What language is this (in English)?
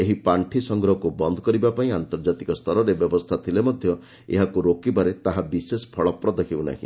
Odia